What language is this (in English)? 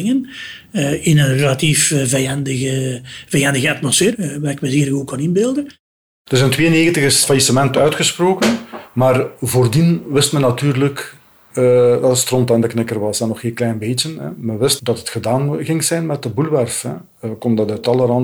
Dutch